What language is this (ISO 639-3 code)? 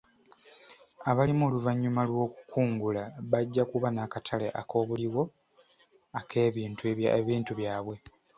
lug